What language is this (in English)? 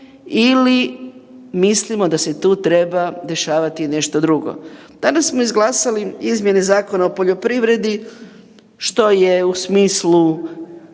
Croatian